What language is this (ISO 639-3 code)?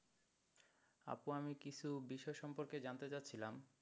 ben